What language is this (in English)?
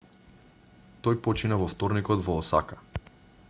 Macedonian